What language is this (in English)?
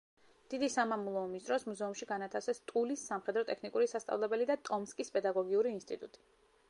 Georgian